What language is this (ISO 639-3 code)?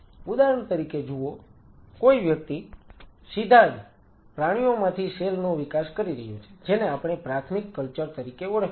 guj